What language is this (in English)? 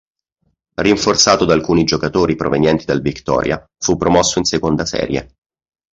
Italian